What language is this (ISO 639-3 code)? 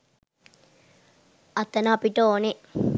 sin